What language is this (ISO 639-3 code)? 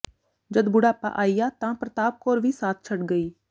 pan